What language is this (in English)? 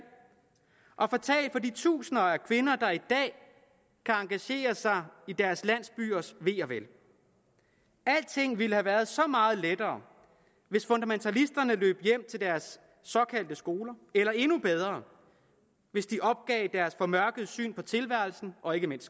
Danish